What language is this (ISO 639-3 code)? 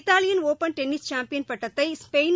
tam